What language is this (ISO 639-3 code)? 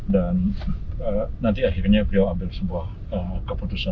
ind